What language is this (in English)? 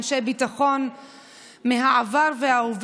Hebrew